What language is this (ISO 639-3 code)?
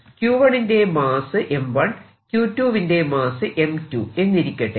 mal